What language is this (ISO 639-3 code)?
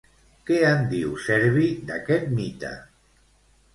cat